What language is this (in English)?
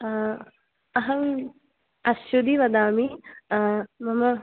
Sanskrit